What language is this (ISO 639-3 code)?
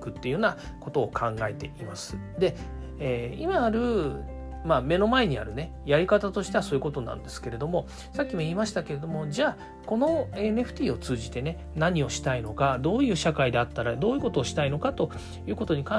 jpn